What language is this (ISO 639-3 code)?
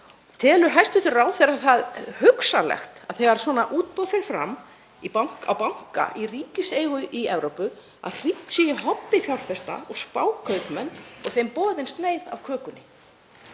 isl